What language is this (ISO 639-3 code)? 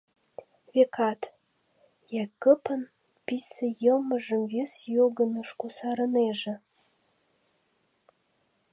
chm